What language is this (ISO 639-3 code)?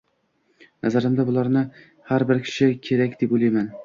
uzb